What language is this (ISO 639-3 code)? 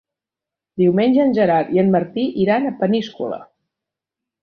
cat